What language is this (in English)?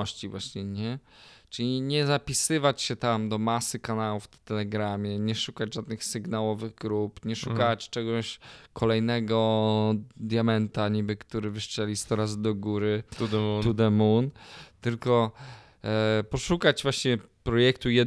Polish